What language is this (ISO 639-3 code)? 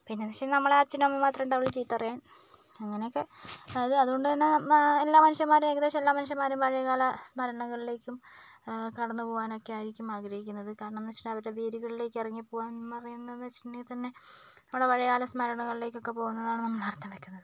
mal